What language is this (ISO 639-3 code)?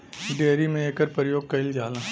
bho